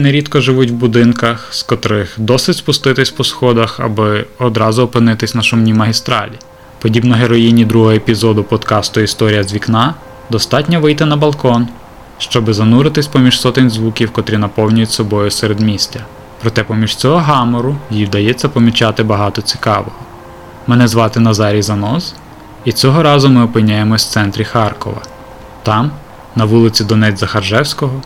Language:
Ukrainian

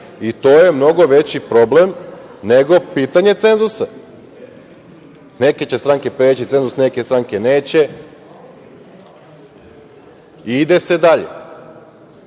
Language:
Serbian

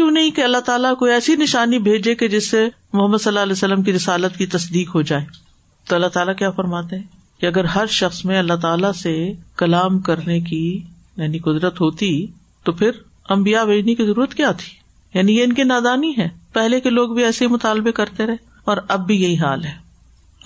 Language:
Urdu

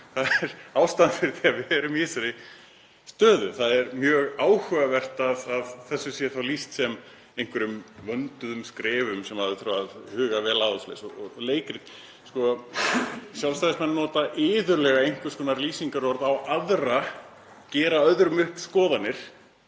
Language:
Icelandic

